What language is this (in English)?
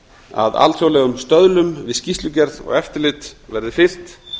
Icelandic